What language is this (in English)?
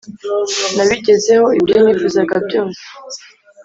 Kinyarwanda